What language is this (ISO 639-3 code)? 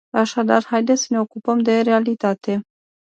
ron